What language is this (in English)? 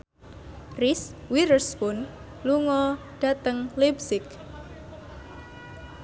Javanese